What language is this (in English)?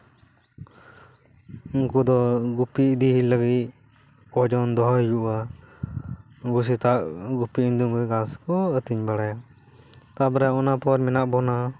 Santali